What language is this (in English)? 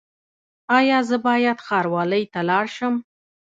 Pashto